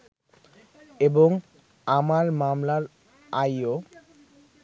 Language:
Bangla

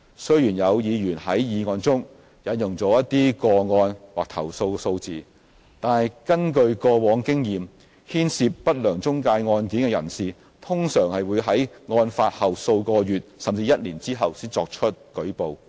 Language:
Cantonese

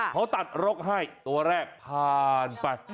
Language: Thai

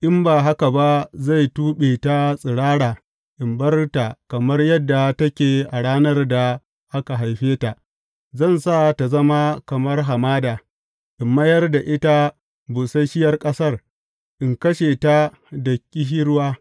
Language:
Hausa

